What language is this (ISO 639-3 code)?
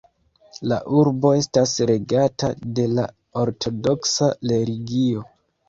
epo